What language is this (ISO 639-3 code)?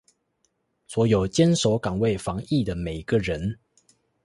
zho